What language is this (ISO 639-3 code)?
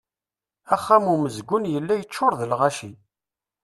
kab